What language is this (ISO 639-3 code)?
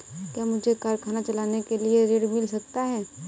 hin